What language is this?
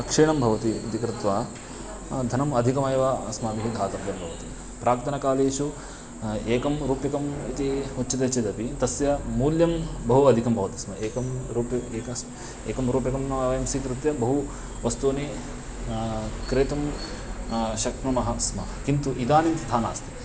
Sanskrit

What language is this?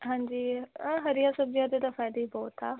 Punjabi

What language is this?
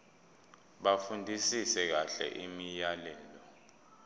Zulu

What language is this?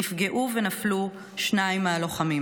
Hebrew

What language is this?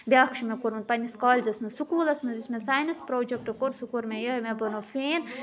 Kashmiri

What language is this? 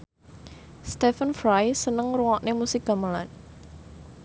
Javanese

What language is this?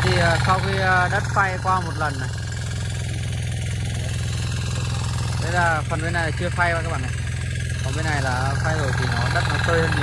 Vietnamese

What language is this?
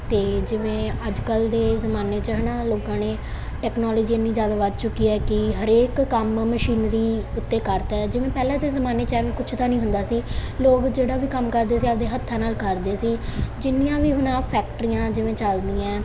Punjabi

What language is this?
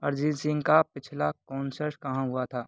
Hindi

